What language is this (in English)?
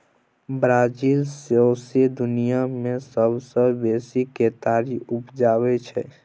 Maithili